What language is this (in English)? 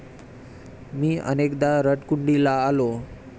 Marathi